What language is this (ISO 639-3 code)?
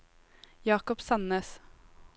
nor